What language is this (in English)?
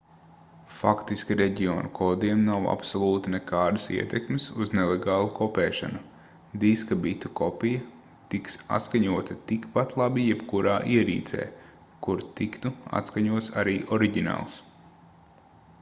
Latvian